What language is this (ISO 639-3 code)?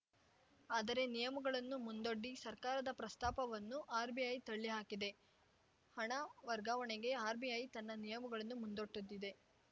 kan